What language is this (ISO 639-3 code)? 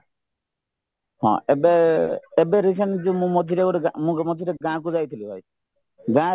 ori